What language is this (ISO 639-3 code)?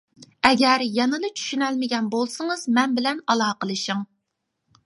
uig